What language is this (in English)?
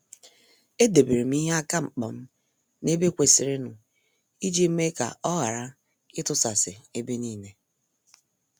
Igbo